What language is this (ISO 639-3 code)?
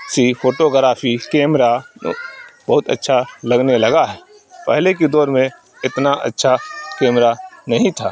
urd